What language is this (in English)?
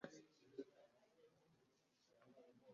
Kinyarwanda